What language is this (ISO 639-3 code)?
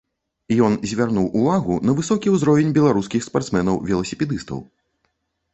bel